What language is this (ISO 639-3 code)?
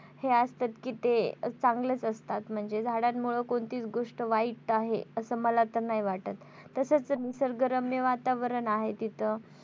mar